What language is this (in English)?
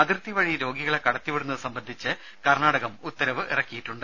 Malayalam